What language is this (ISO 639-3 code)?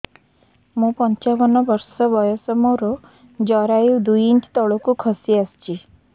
ori